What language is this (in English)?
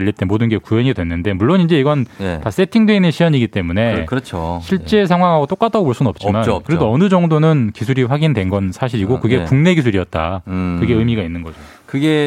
Korean